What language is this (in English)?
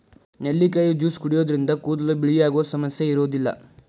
Kannada